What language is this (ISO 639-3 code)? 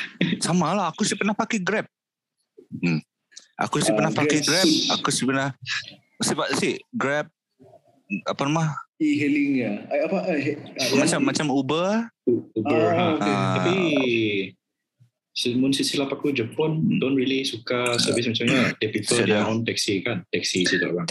msa